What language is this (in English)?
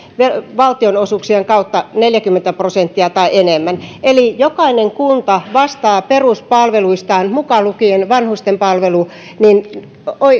Finnish